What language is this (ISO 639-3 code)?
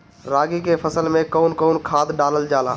bho